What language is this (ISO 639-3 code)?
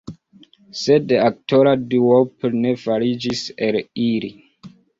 epo